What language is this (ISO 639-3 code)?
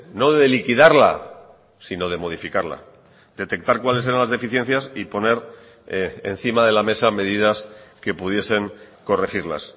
spa